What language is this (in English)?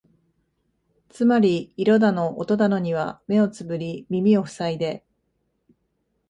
Japanese